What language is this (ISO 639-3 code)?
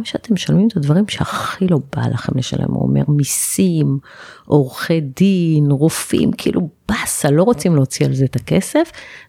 heb